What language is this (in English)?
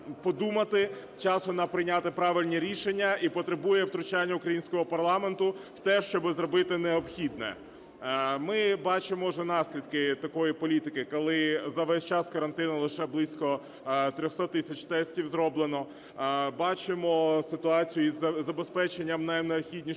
Ukrainian